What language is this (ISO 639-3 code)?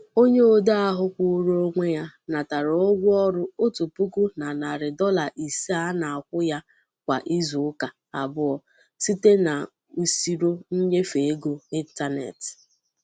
ibo